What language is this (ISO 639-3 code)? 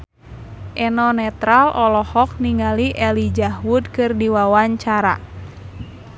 sun